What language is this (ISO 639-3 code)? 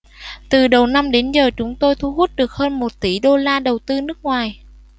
vie